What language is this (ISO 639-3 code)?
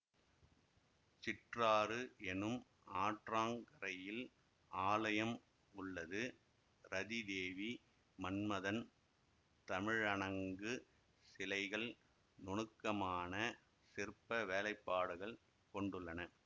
tam